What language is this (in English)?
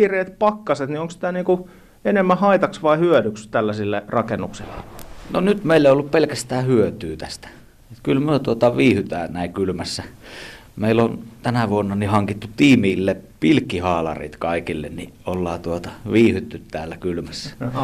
Finnish